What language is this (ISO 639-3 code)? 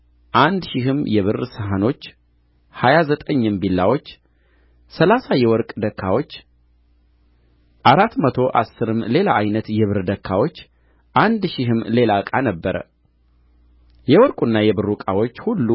amh